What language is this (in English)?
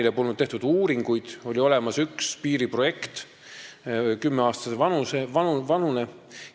Estonian